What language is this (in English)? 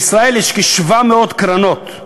Hebrew